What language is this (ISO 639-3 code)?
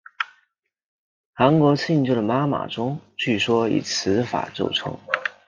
zho